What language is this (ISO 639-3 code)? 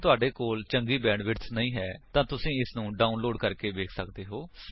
pan